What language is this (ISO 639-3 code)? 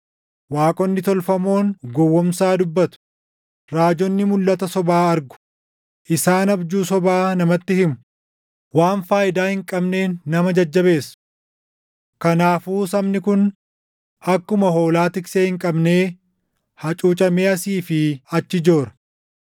orm